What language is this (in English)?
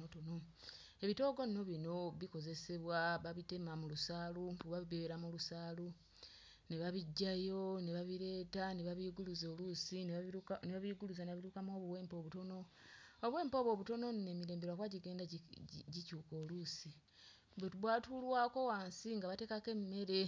Ganda